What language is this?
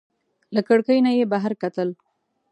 Pashto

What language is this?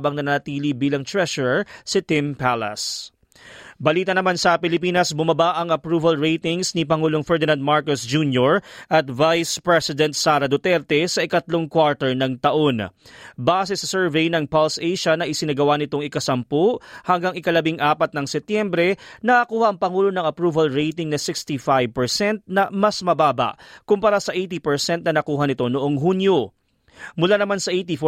Filipino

